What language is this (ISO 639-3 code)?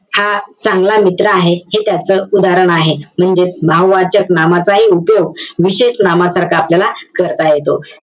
mar